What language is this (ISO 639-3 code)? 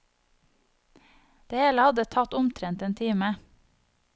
nor